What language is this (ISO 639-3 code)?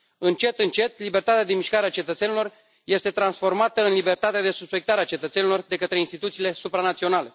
ron